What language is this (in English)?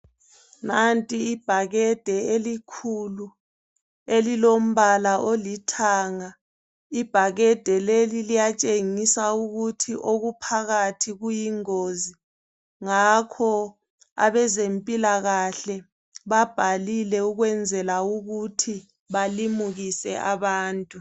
North Ndebele